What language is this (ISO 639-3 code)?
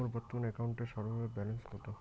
ben